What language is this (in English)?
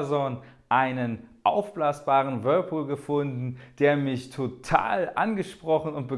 German